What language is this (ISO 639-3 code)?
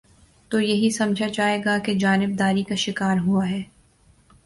urd